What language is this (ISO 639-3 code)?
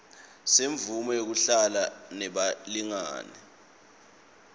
ssw